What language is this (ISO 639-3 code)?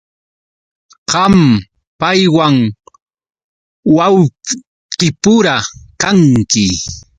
qux